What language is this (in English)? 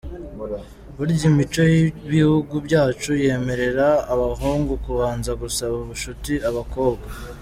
Kinyarwanda